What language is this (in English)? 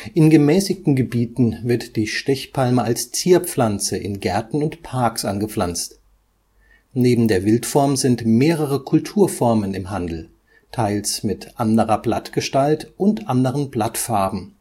German